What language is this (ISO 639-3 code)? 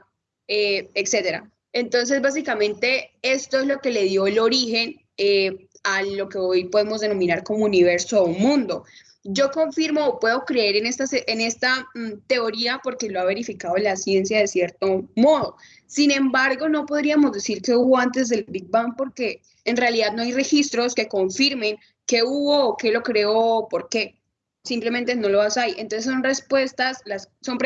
spa